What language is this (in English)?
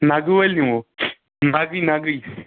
Kashmiri